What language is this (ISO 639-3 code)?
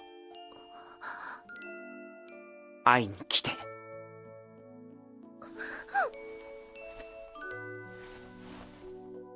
jpn